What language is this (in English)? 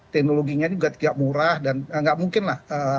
Indonesian